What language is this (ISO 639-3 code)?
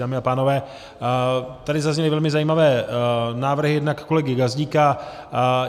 ces